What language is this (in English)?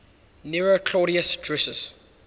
English